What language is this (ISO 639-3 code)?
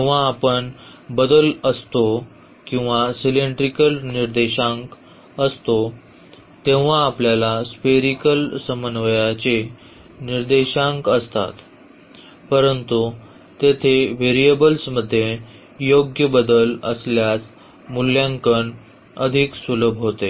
mar